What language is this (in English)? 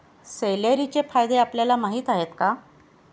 Marathi